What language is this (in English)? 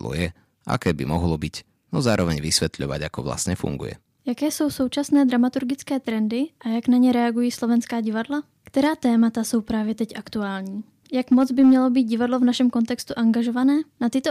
Slovak